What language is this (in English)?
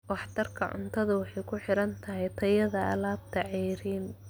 Somali